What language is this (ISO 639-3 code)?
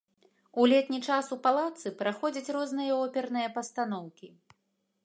bel